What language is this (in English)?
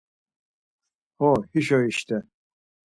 Laz